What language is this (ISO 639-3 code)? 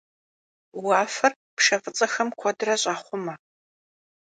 kbd